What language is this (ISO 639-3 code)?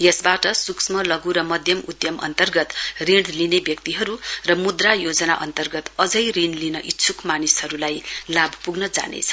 nep